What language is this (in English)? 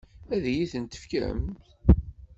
Kabyle